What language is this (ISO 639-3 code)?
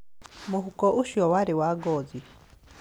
kik